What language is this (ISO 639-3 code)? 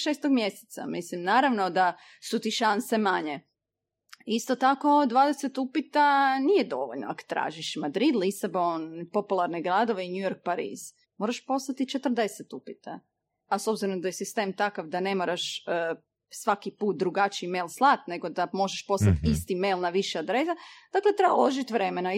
hrv